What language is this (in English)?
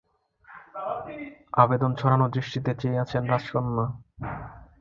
Bangla